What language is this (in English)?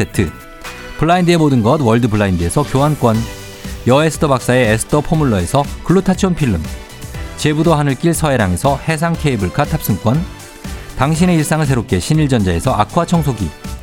Korean